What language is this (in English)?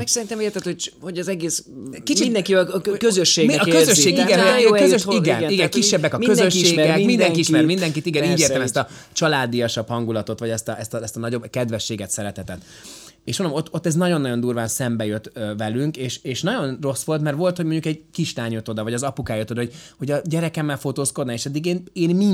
Hungarian